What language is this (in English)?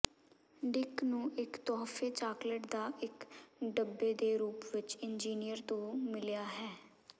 Punjabi